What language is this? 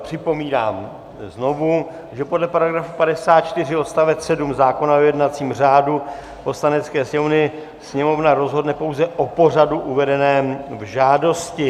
Czech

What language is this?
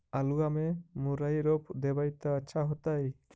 Magahi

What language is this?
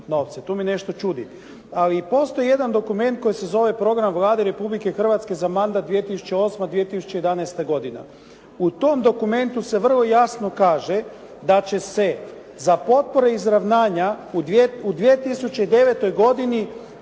Croatian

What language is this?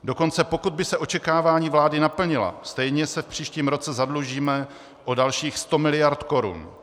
Czech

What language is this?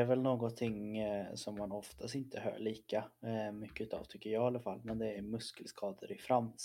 Swedish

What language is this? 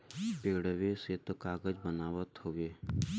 Bhojpuri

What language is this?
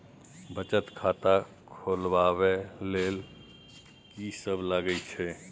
Maithili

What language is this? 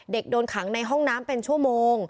Thai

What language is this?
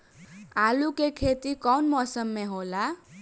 Bhojpuri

